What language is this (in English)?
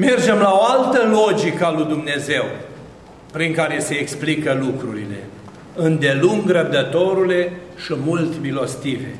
Romanian